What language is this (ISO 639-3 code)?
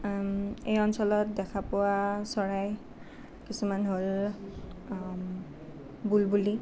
asm